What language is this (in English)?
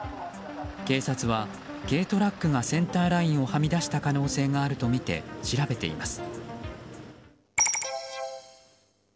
Japanese